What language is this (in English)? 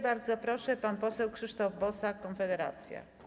Polish